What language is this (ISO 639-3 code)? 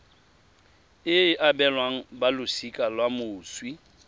tsn